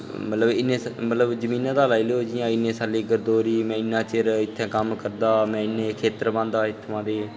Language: Dogri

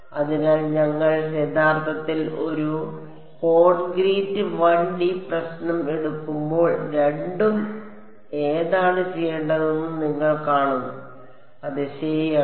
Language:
Malayalam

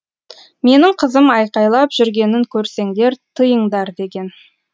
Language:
Kazakh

